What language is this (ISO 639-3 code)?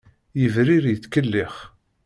kab